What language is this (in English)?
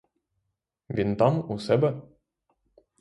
Ukrainian